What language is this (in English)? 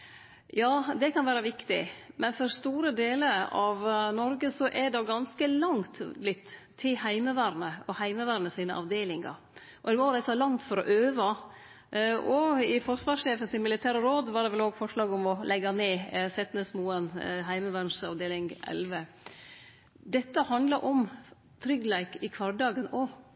Norwegian Nynorsk